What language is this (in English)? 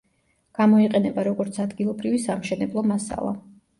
Georgian